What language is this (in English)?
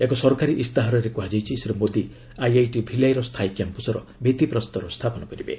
Odia